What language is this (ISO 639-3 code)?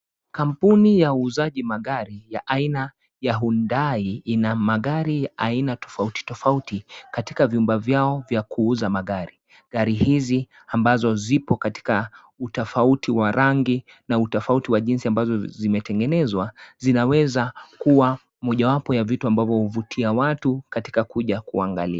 swa